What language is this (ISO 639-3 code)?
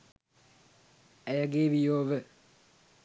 sin